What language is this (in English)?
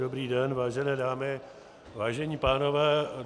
Czech